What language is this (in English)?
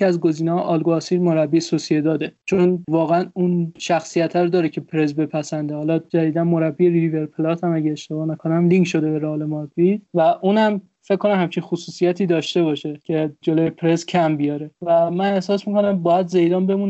Persian